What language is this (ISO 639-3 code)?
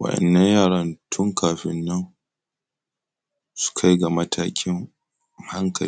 hau